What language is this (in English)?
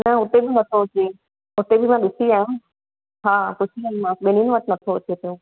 Sindhi